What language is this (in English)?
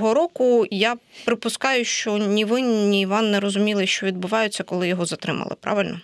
Ukrainian